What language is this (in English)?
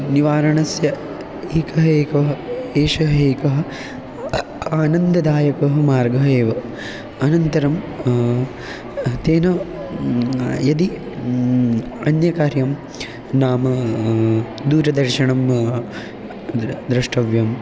Sanskrit